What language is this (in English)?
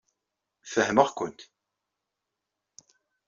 Kabyle